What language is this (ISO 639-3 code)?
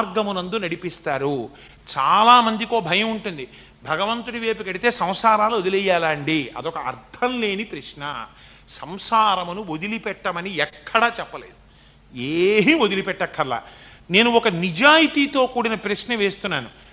tel